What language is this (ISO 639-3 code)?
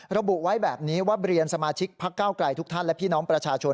tha